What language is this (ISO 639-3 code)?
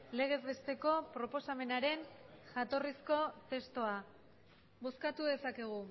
eus